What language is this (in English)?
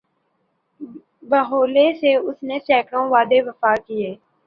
Urdu